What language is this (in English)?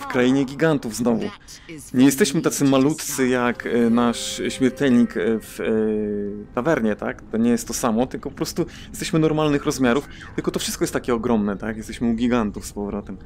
Polish